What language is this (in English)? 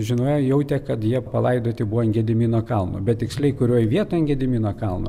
Lithuanian